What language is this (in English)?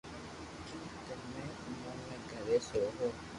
Loarki